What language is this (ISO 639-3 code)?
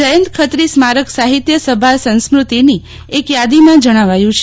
guj